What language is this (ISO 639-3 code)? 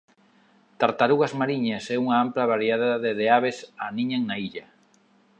glg